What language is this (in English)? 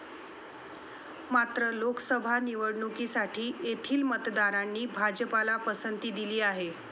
Marathi